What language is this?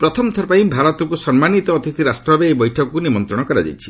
Odia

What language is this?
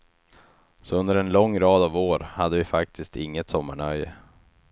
Swedish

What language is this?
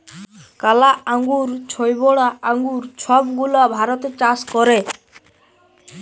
Bangla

